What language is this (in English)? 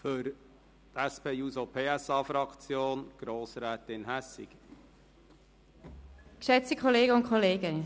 Swiss German